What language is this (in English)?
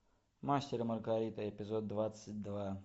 Russian